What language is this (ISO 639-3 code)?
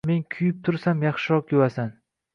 uzb